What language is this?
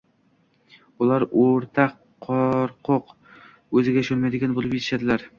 Uzbek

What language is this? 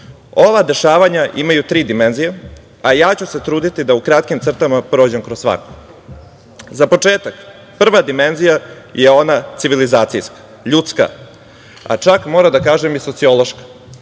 Serbian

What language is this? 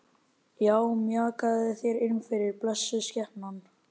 Icelandic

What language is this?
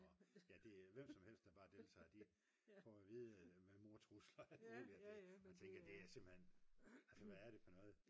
Danish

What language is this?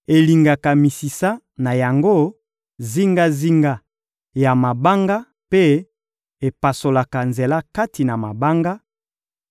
Lingala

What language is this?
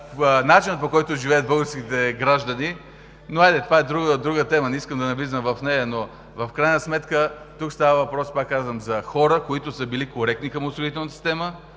Bulgarian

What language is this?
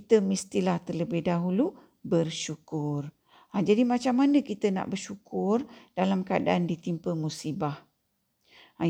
Malay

